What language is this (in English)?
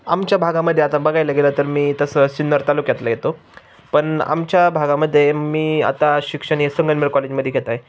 Marathi